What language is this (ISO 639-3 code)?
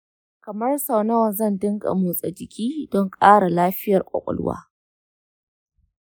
hau